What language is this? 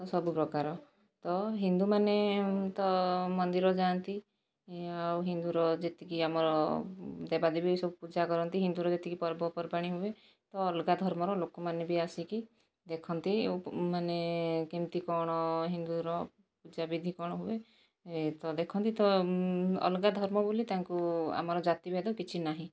Odia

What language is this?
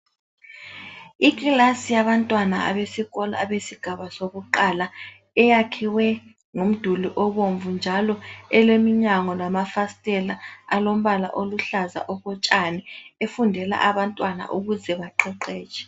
North Ndebele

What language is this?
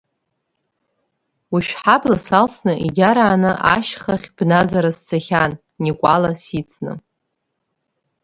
Abkhazian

